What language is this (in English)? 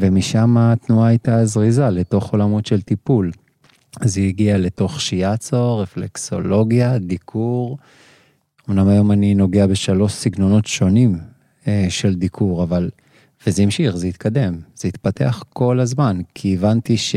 Hebrew